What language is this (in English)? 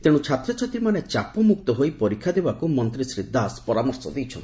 Odia